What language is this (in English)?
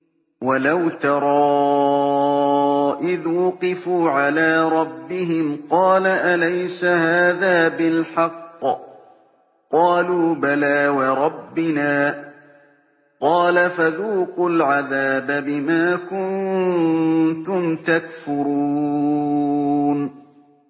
Arabic